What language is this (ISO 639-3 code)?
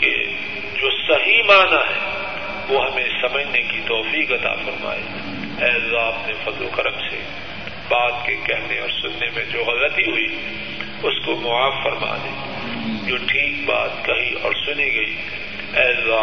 urd